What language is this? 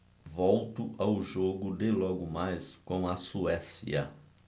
Portuguese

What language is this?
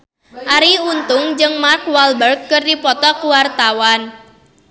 Sundanese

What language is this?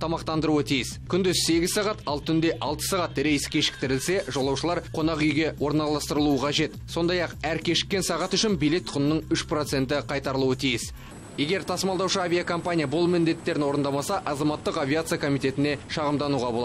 Russian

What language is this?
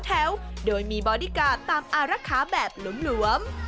Thai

